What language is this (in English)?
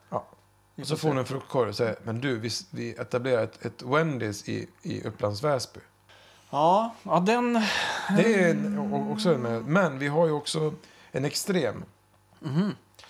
Swedish